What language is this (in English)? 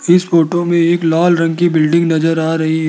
Hindi